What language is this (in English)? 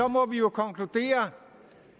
Danish